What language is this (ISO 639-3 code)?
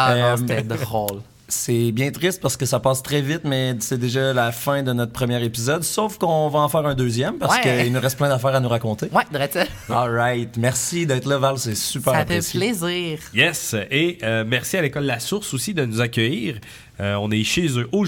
fra